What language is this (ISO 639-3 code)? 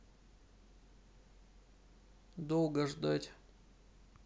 rus